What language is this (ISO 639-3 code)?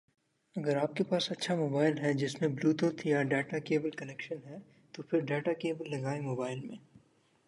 urd